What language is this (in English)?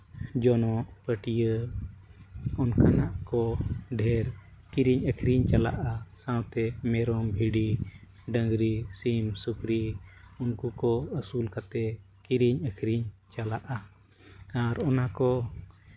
Santali